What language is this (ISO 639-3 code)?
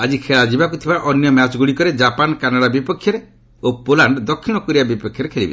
ori